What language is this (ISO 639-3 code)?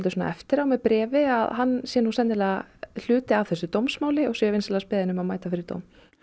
isl